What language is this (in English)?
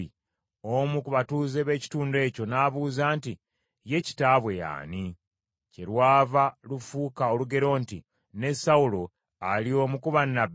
Ganda